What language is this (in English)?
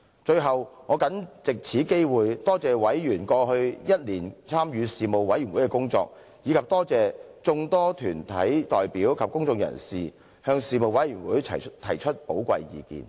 Cantonese